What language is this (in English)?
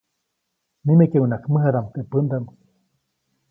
Copainalá Zoque